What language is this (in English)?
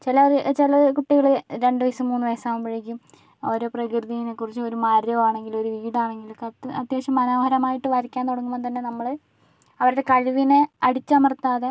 Malayalam